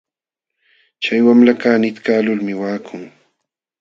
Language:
Jauja Wanca Quechua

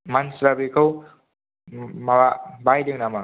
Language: Bodo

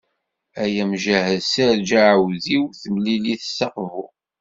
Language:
Kabyle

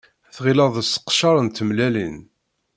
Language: Kabyle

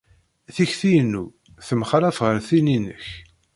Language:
Kabyle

